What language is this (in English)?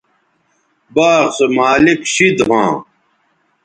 Bateri